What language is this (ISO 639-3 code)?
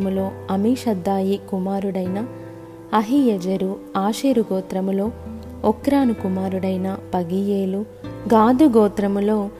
tel